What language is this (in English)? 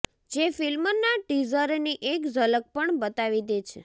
Gujarati